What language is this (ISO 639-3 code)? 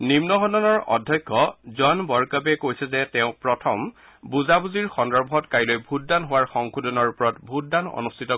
asm